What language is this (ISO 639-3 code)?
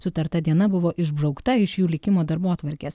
lit